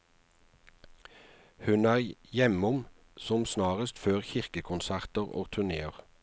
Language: Norwegian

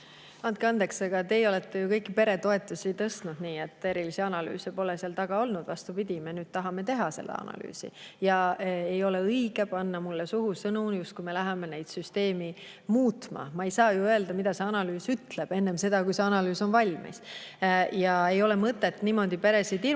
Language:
Estonian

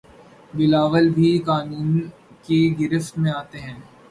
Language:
Urdu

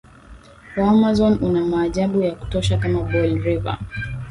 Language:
Swahili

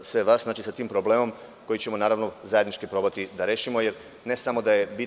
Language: Serbian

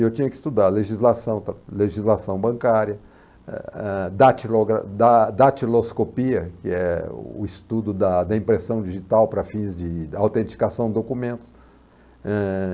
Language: Portuguese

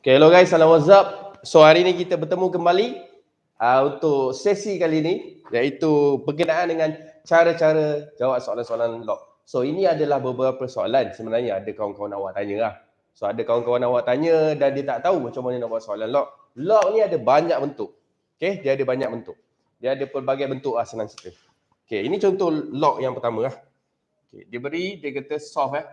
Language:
Malay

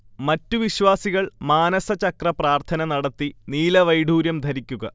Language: Malayalam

